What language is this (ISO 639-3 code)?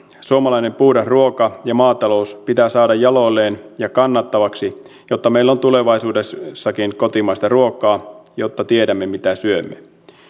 fin